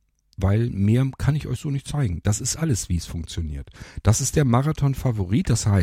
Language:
German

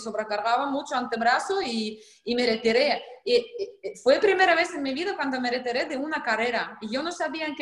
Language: Spanish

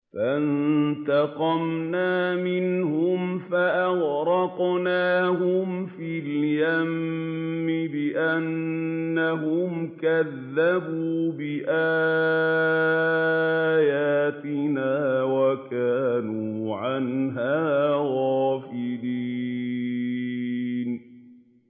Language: Arabic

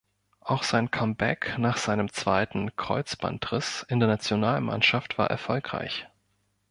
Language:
German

